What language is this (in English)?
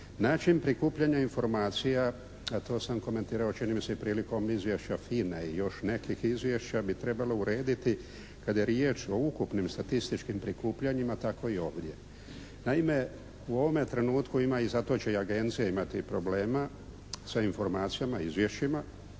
Croatian